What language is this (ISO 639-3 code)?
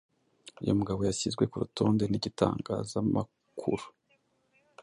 kin